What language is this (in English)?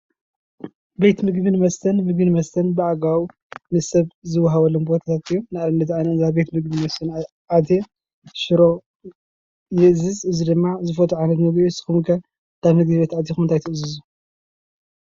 Tigrinya